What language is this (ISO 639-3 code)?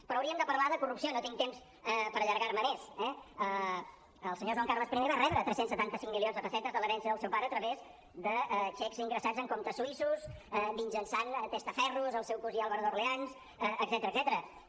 cat